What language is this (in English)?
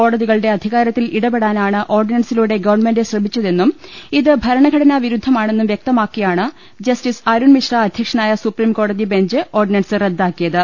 Malayalam